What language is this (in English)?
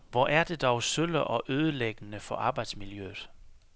Danish